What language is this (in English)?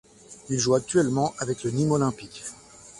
French